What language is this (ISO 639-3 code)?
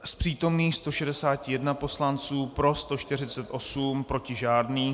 ces